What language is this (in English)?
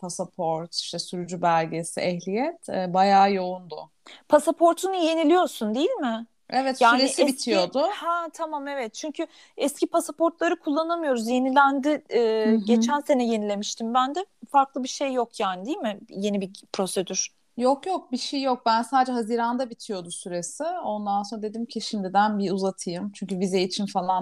Turkish